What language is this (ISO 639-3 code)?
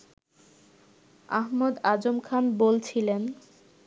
ben